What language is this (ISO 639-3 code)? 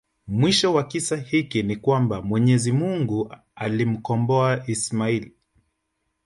swa